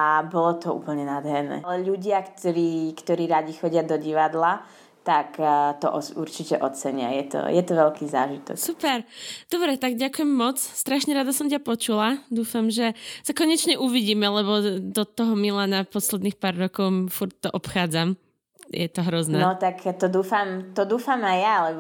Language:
Slovak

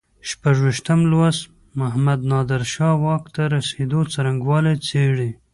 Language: Pashto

